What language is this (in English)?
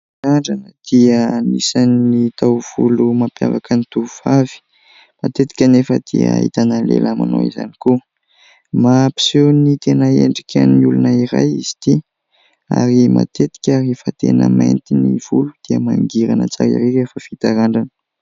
Malagasy